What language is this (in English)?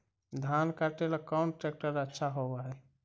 Magahi